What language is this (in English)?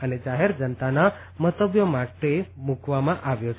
Gujarati